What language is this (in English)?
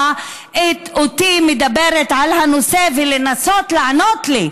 Hebrew